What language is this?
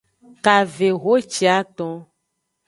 Aja (Benin)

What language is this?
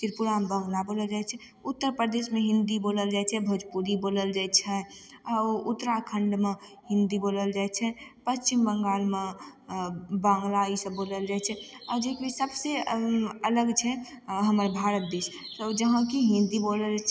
Maithili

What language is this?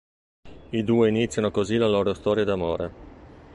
Italian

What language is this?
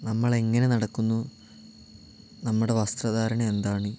Malayalam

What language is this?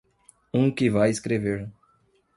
Portuguese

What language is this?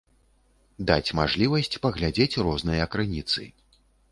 Belarusian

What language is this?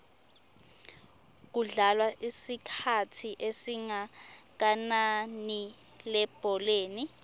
Swati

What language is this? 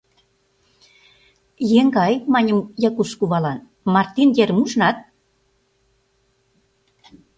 Mari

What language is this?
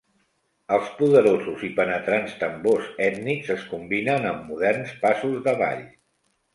Catalan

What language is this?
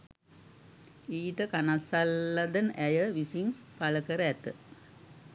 Sinhala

